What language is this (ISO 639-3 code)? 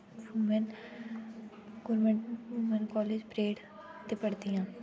doi